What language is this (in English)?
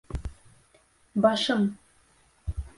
Bashkir